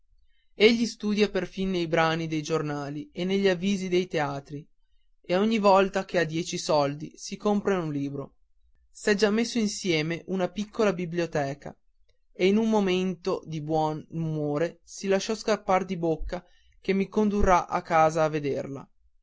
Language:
Italian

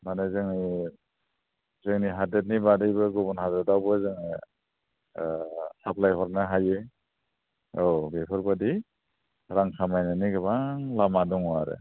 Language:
Bodo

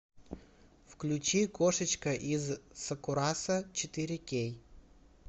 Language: Russian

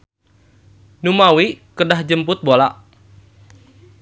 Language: Sundanese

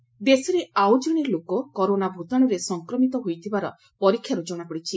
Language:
Odia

